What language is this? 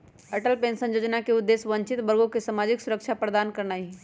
Magahi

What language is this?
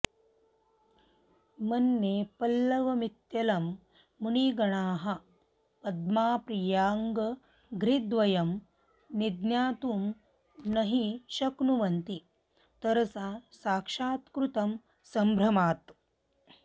Sanskrit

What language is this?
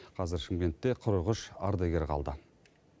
Kazakh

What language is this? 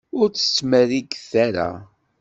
Kabyle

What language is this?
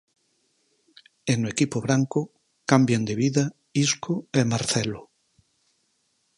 Galician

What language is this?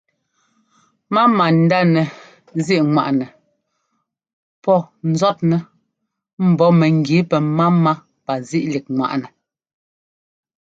Ngomba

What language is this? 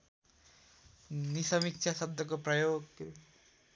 Nepali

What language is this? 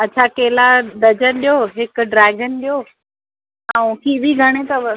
Sindhi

